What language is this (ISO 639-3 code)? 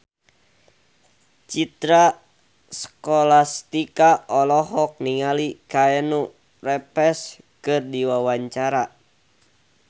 sun